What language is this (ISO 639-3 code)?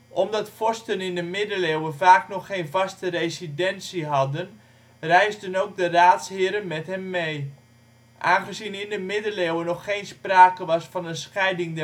nld